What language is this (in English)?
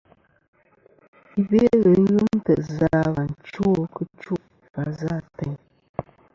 Kom